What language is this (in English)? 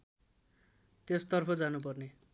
Nepali